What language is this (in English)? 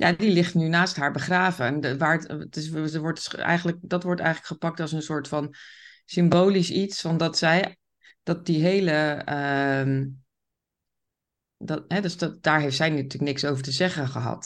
Dutch